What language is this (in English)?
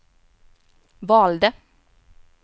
Swedish